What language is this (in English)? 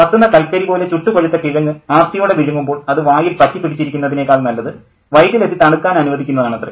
Malayalam